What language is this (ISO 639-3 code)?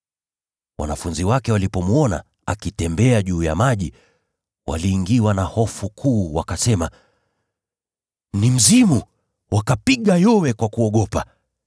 swa